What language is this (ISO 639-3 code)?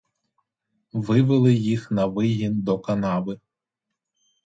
ukr